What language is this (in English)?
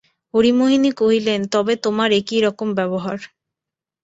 Bangla